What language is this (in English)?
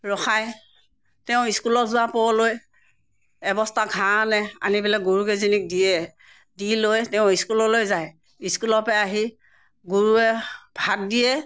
Assamese